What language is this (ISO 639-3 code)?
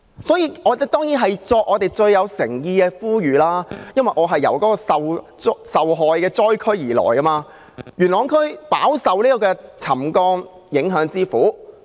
yue